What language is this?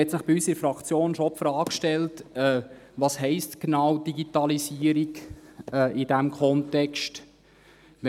Swiss German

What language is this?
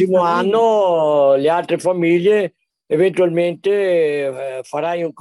Italian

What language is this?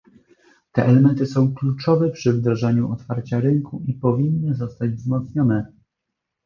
Polish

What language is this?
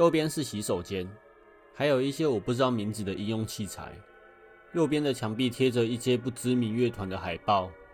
Chinese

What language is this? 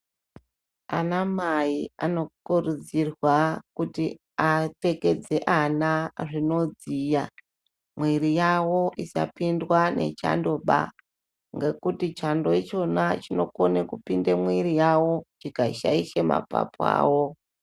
Ndau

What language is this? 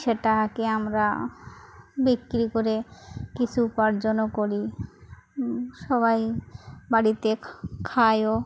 Bangla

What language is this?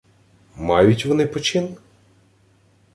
Ukrainian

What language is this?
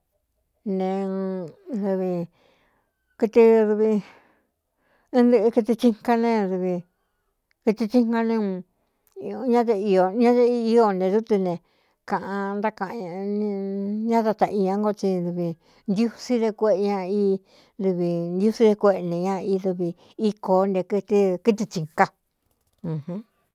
Cuyamecalco Mixtec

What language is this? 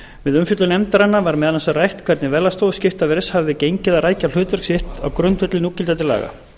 Icelandic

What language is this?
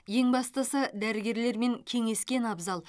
Kazakh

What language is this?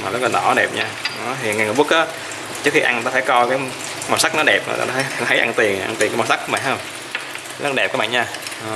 Vietnamese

